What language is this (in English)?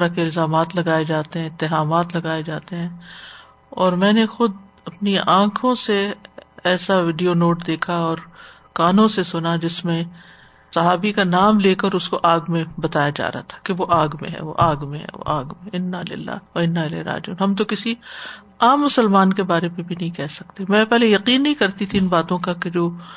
Urdu